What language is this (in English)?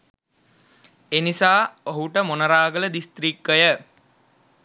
Sinhala